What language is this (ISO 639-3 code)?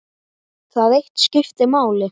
isl